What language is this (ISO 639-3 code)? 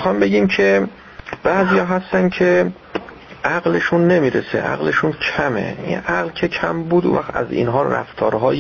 fas